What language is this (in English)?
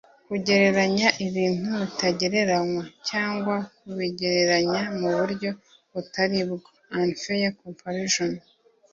Kinyarwanda